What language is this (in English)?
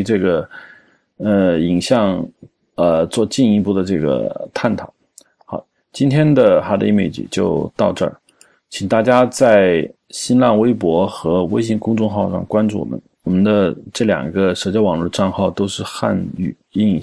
Chinese